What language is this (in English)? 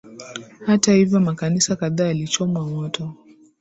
Swahili